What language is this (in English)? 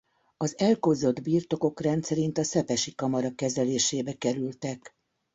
Hungarian